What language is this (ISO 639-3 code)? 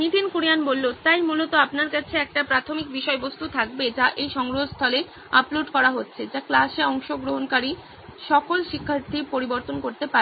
ben